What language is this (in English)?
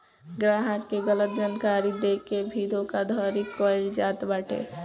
Bhojpuri